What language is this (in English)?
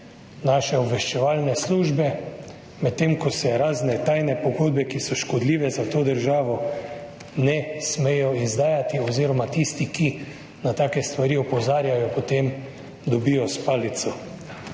Slovenian